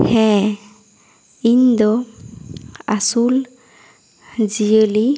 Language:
Santali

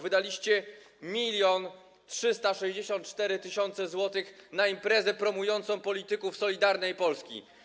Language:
Polish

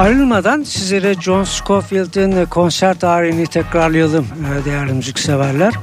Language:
Turkish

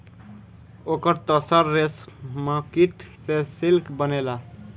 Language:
Bhojpuri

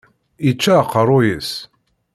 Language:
Kabyle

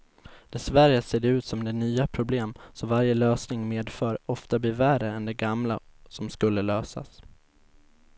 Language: Swedish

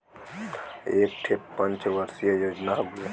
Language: Bhojpuri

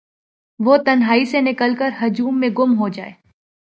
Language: Urdu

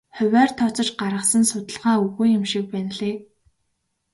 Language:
Mongolian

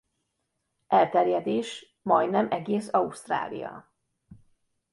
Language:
Hungarian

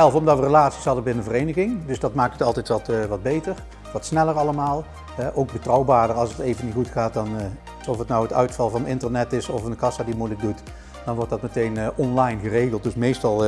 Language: Dutch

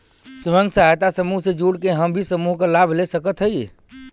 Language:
Bhojpuri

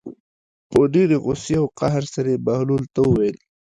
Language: Pashto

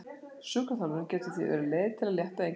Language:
Icelandic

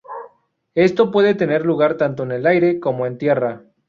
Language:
Spanish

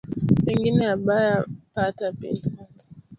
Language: Swahili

